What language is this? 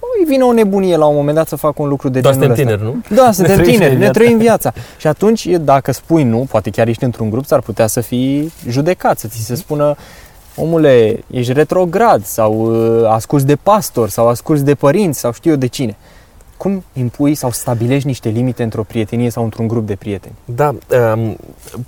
Romanian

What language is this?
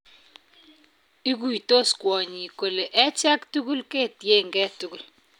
Kalenjin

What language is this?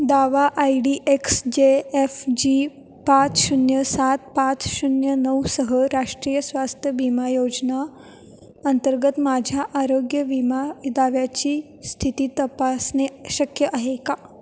Marathi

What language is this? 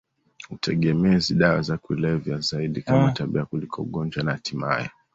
Swahili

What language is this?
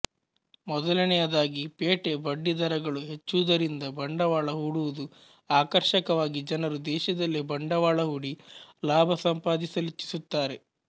Kannada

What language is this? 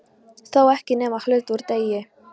Icelandic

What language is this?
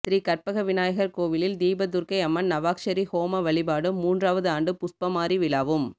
Tamil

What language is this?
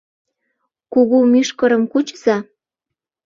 Mari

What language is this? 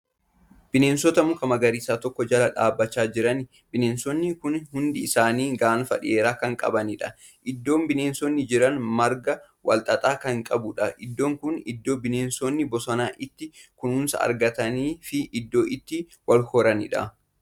Oromo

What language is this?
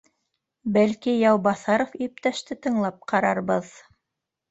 Bashkir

